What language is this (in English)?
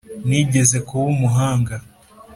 Kinyarwanda